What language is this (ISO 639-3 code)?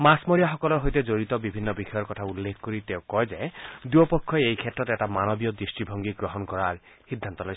asm